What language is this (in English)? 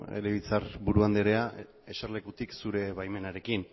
Basque